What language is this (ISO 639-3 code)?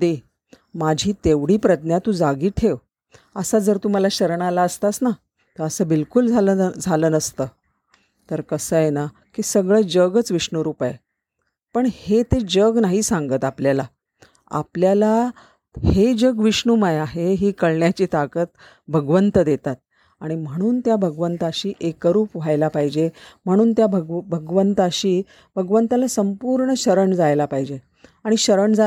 mar